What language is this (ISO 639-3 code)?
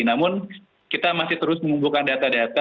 ind